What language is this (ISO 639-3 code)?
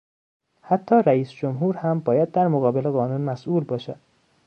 fas